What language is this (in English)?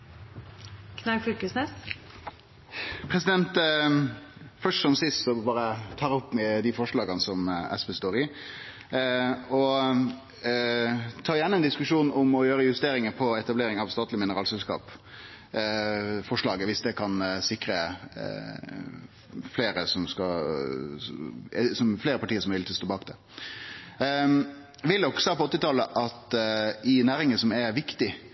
Norwegian Nynorsk